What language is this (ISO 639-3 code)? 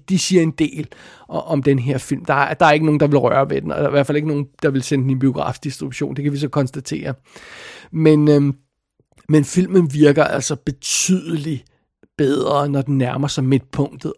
dan